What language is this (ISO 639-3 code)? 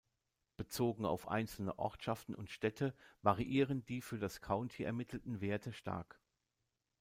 deu